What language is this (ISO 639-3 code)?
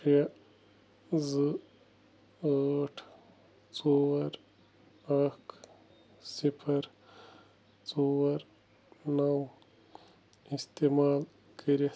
kas